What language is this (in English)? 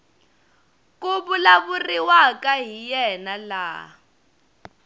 Tsonga